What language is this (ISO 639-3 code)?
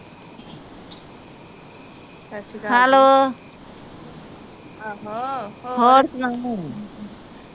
pan